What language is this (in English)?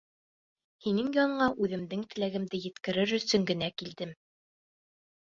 Bashkir